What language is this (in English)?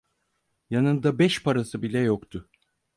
Turkish